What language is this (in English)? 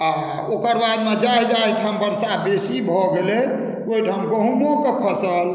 Maithili